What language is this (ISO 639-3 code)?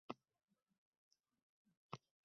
uzb